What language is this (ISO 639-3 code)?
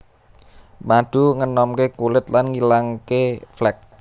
jav